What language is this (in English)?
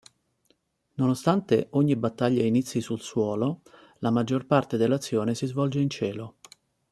Italian